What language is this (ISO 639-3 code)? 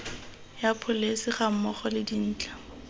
tsn